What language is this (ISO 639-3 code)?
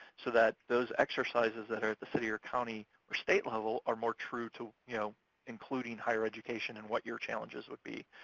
eng